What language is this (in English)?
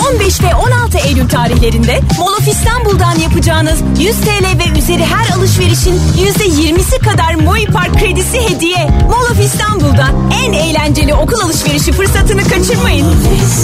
Turkish